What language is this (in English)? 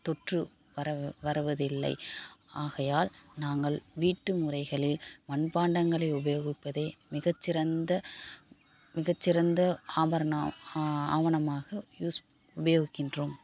Tamil